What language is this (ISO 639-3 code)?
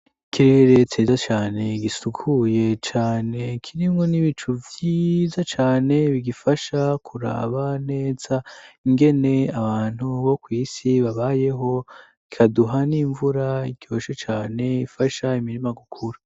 run